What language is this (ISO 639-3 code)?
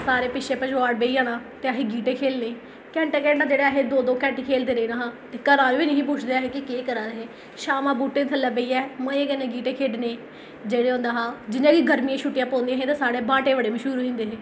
doi